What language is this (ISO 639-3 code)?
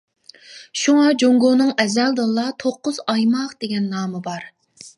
uig